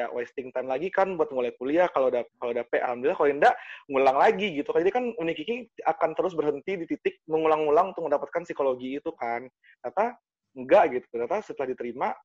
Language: Indonesian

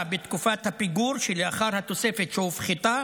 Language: Hebrew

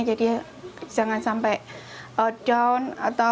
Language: Indonesian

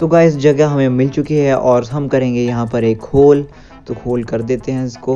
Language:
Hindi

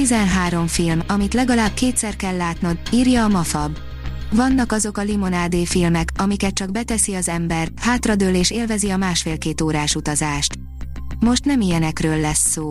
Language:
Hungarian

